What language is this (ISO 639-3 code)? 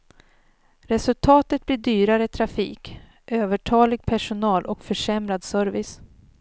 swe